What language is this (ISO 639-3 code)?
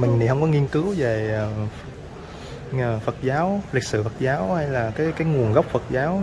vie